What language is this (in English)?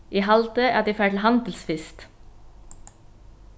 Faroese